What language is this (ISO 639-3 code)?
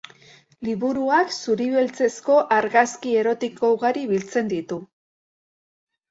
eus